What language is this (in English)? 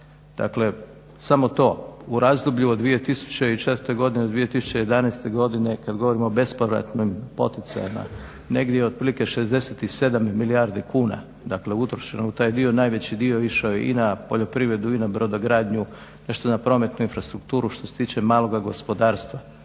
Croatian